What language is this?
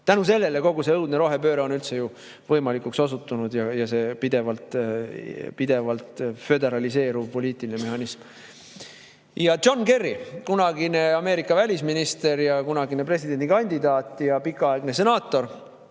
Estonian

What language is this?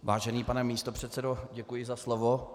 Czech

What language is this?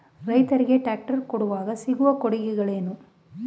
Kannada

